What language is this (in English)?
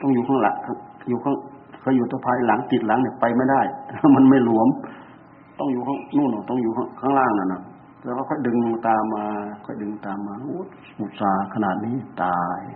Thai